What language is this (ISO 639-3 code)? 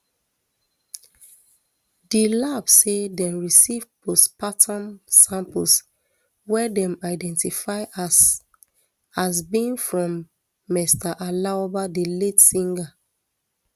pcm